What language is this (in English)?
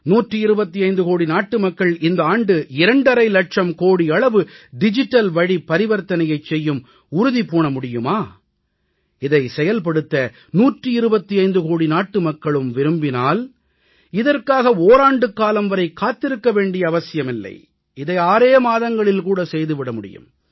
Tamil